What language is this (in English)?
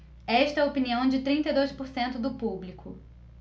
Portuguese